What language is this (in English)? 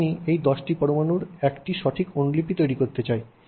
Bangla